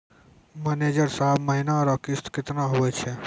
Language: Maithili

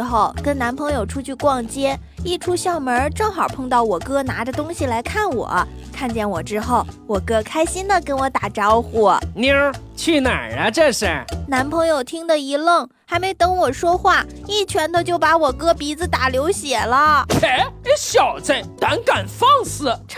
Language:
Chinese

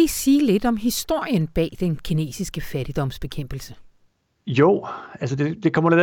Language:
Danish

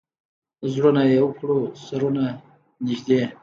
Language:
Pashto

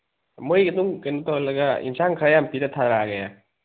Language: Manipuri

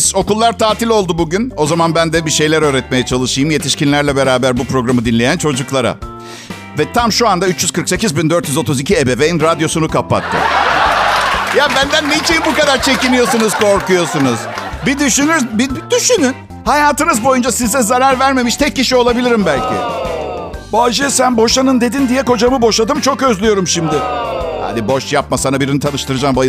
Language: Turkish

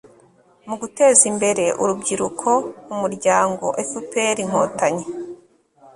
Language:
Kinyarwanda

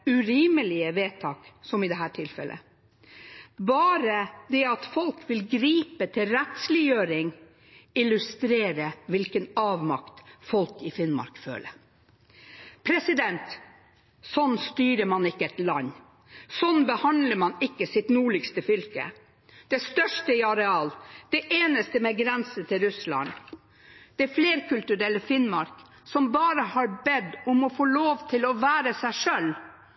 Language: Norwegian Bokmål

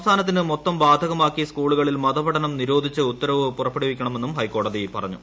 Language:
Malayalam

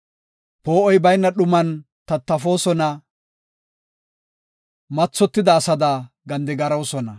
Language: Gofa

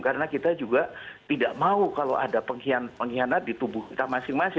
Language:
Indonesian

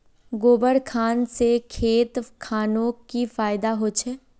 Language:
Magahi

